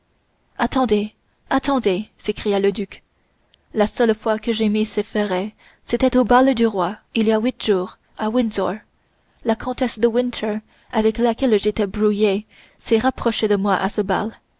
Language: French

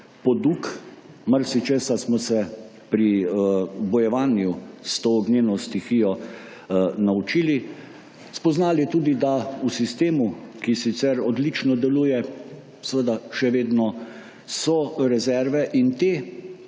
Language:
Slovenian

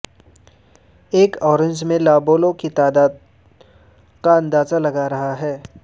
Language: Urdu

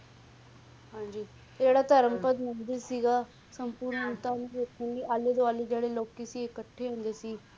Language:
Punjabi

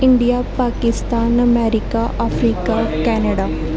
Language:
Punjabi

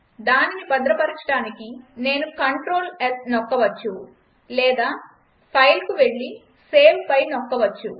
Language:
Telugu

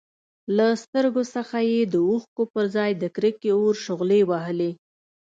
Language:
Pashto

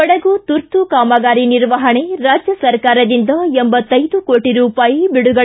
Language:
Kannada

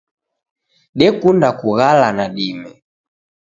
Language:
Taita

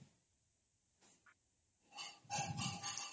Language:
Odia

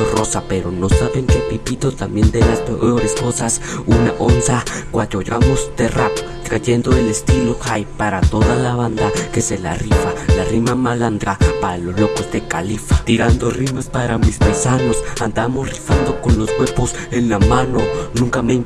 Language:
Spanish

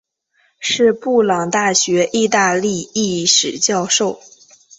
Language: Chinese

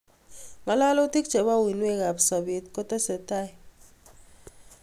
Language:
Kalenjin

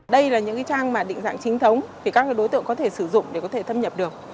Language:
Vietnamese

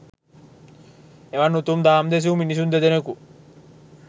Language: Sinhala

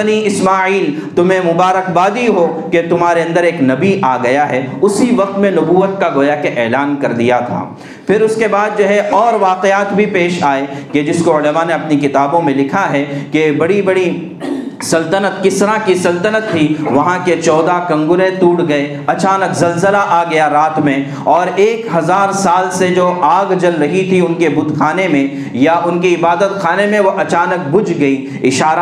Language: Urdu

